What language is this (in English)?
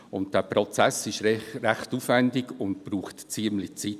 Swiss German